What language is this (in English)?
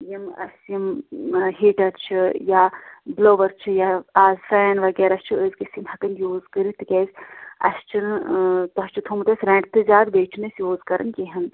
Kashmiri